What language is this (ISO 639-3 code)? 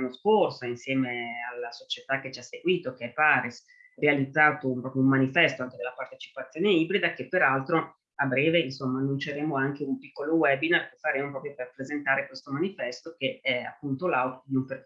ita